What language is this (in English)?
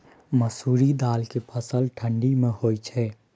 Maithili